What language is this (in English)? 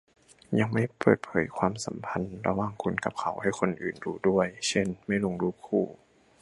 Thai